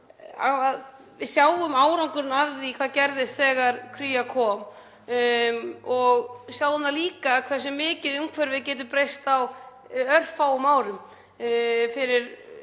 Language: Icelandic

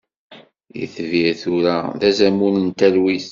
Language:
Kabyle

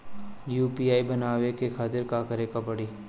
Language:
Bhojpuri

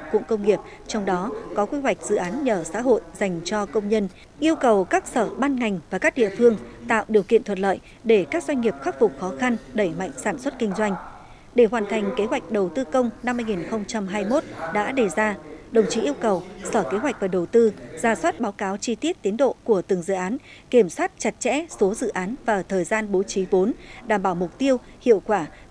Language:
Vietnamese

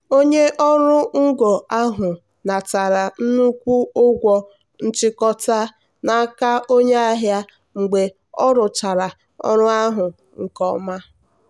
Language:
Igbo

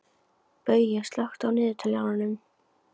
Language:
Icelandic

